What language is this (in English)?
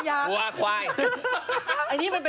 Thai